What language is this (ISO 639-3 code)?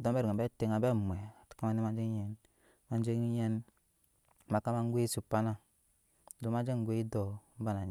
yes